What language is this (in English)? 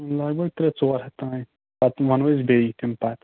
Kashmiri